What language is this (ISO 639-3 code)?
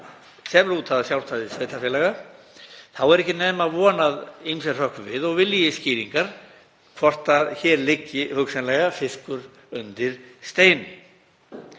isl